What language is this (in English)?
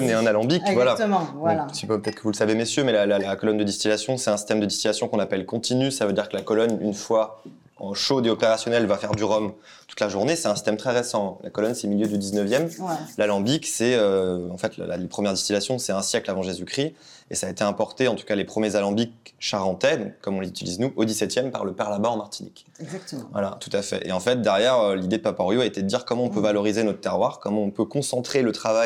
French